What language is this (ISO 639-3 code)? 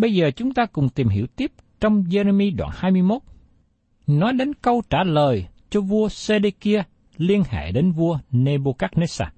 vie